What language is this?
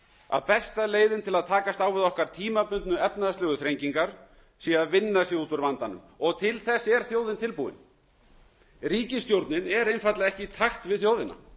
Icelandic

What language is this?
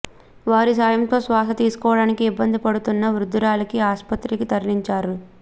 Telugu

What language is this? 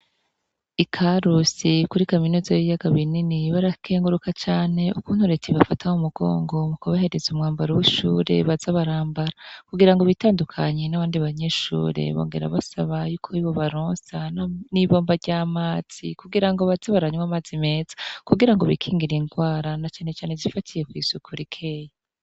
Rundi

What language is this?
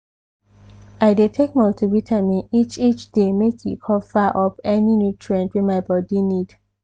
Nigerian Pidgin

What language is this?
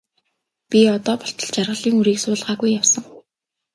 Mongolian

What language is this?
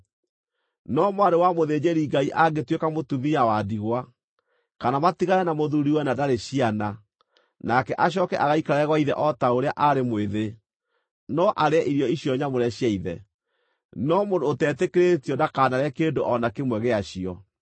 Kikuyu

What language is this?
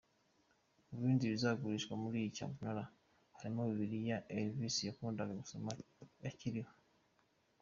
Kinyarwanda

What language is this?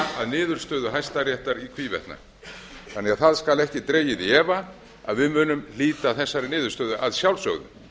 Icelandic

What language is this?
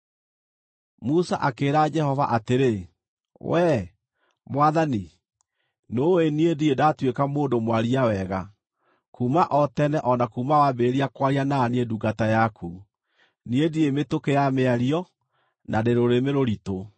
Kikuyu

